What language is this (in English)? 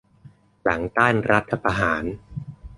Thai